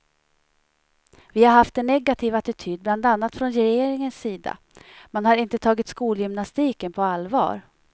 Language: Swedish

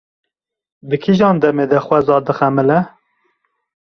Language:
Kurdish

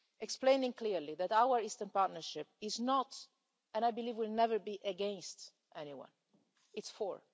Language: English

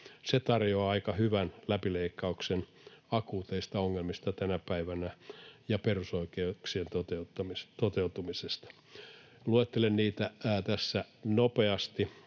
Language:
Finnish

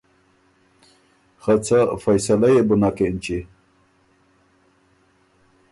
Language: Ormuri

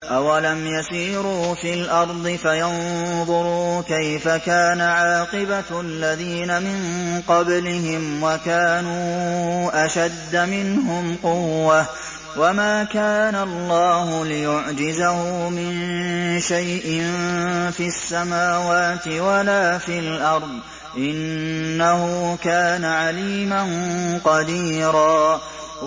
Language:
Arabic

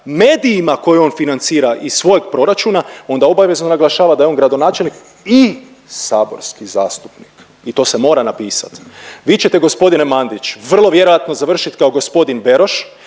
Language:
Croatian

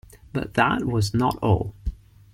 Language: English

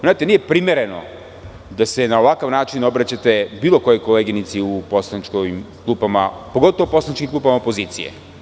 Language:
Serbian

